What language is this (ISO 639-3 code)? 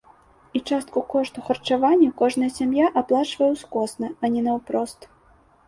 bel